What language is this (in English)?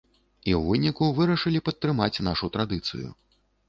Belarusian